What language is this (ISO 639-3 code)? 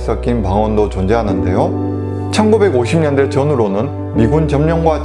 kor